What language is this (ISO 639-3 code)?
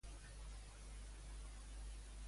cat